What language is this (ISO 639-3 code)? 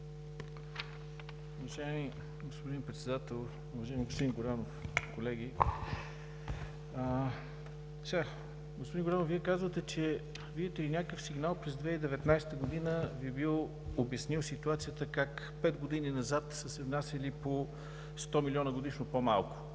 bul